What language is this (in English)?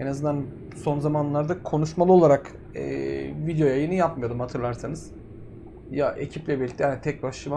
Turkish